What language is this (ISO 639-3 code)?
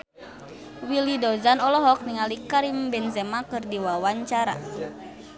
sun